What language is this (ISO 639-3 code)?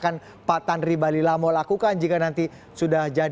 ind